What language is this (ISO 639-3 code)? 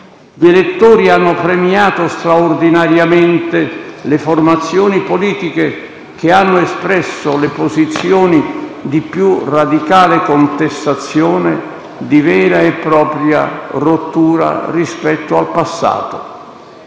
ita